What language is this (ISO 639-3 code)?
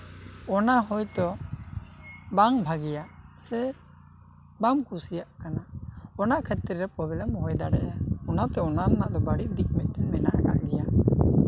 sat